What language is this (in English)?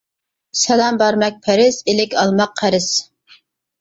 Uyghur